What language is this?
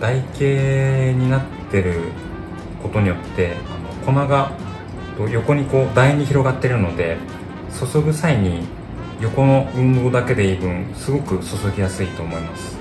Japanese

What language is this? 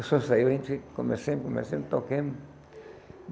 Portuguese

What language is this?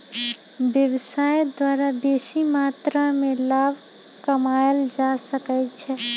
Magahi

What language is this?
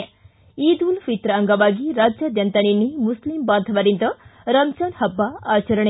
Kannada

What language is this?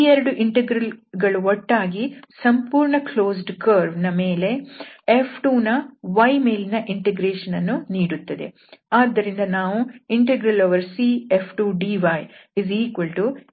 Kannada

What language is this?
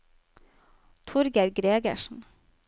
Norwegian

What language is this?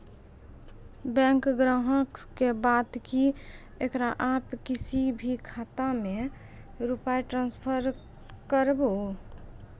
Maithili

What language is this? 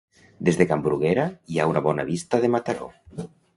Catalan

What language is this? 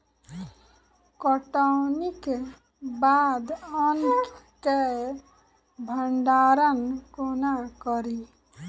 Maithili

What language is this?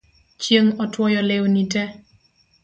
Luo (Kenya and Tanzania)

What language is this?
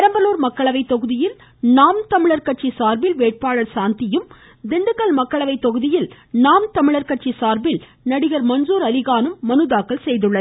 Tamil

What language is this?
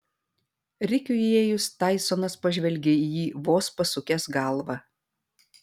Lithuanian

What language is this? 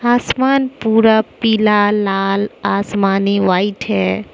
Hindi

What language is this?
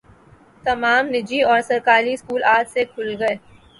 Urdu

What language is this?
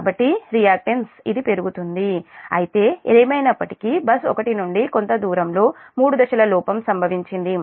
Telugu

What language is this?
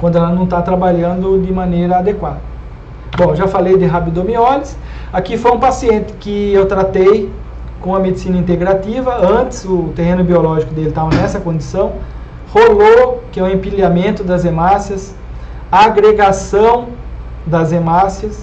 Portuguese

